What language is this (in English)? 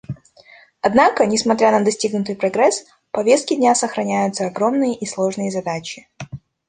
Russian